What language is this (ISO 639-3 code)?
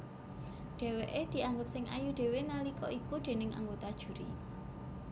jav